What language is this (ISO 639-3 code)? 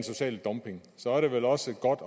dan